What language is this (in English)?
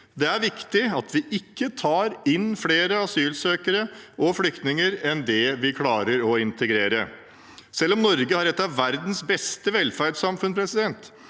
Norwegian